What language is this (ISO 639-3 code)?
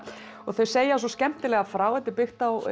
isl